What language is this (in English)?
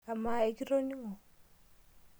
Masai